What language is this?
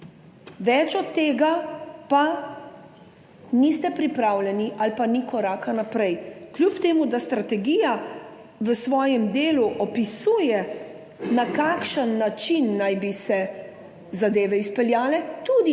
Slovenian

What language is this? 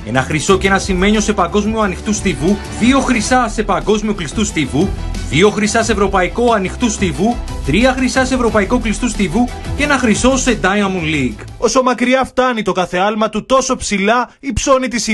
Greek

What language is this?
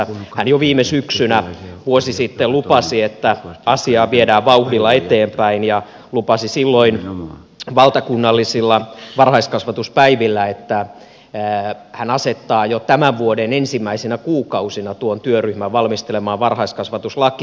Finnish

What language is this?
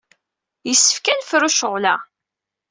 Kabyle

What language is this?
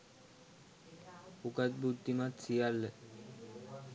Sinhala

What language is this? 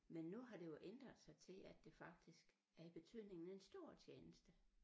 Danish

